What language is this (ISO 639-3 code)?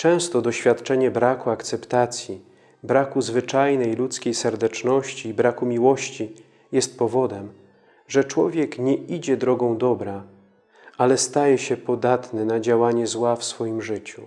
pol